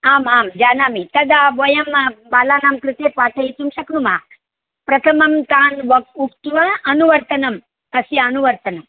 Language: Sanskrit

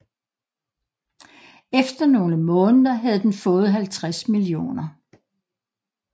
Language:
Danish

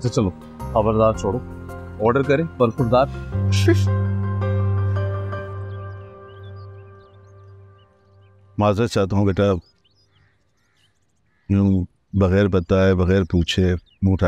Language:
Hindi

